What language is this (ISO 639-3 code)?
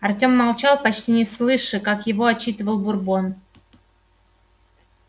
rus